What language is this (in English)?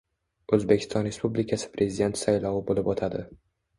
Uzbek